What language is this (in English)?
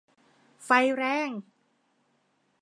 Thai